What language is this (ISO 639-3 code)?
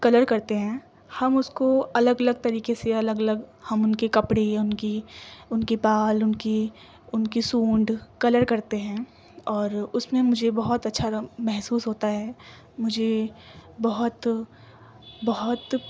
urd